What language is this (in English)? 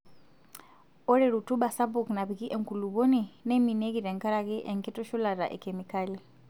Masai